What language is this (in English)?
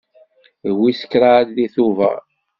Kabyle